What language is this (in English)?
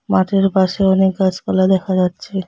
Bangla